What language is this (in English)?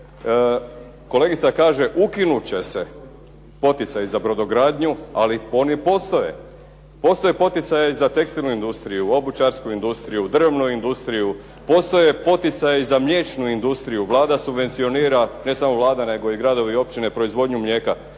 Croatian